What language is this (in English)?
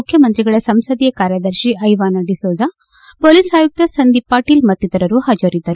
Kannada